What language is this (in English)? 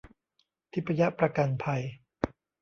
Thai